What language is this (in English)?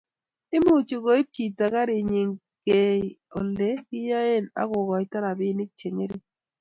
Kalenjin